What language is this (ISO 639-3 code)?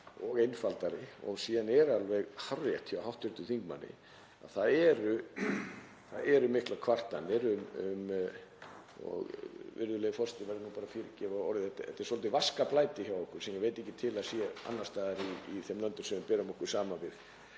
isl